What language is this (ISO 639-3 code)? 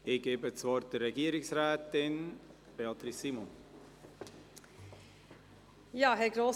gsw